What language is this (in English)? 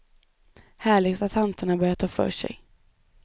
Swedish